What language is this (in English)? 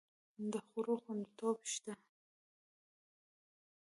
Pashto